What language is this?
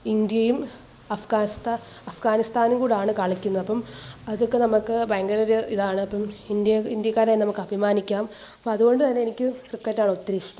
Malayalam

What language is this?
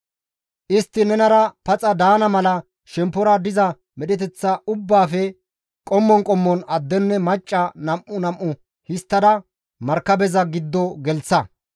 Gamo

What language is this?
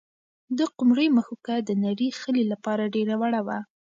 Pashto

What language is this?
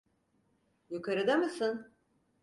Turkish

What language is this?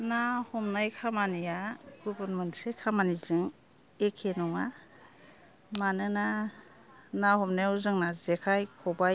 Bodo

